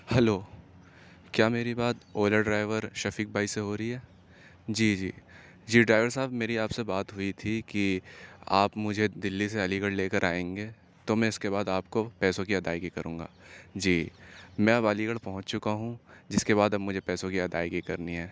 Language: Urdu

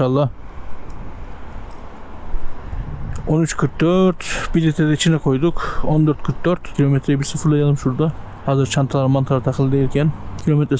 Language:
Turkish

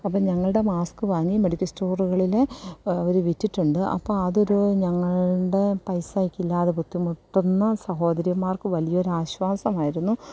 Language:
Malayalam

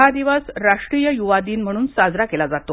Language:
Marathi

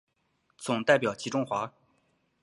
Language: Chinese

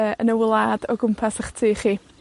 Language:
Welsh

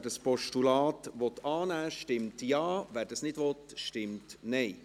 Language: Swiss German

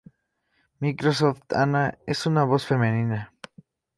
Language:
Spanish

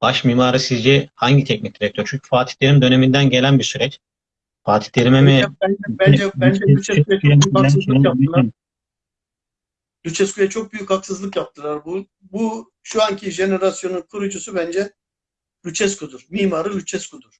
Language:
Turkish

